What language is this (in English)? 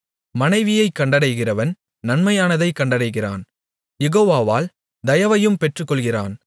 Tamil